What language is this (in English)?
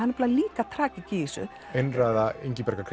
Icelandic